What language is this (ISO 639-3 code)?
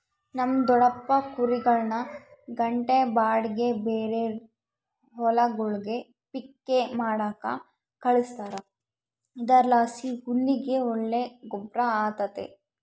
kan